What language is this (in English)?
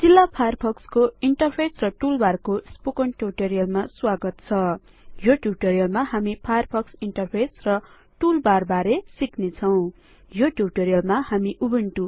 Nepali